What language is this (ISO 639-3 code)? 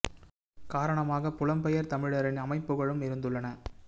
tam